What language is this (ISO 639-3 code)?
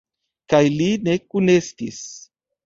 epo